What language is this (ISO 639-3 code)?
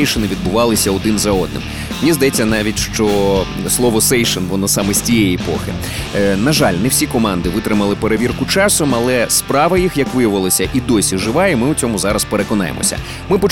ukr